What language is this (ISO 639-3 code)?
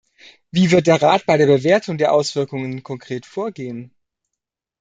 deu